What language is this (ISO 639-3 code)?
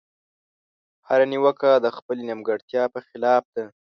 pus